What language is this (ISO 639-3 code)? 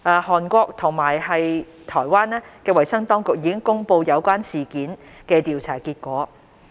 yue